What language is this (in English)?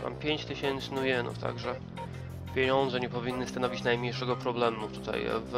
Polish